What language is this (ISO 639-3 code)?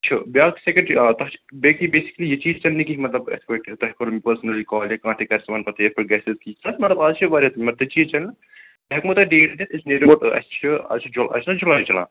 kas